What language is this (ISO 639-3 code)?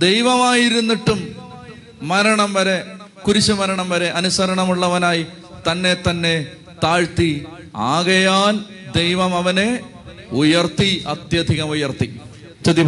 mal